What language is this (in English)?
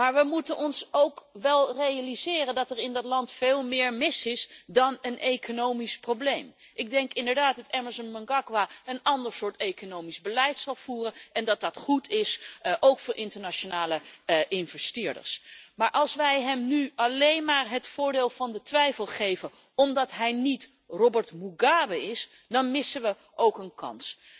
Dutch